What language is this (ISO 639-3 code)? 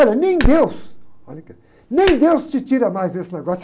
por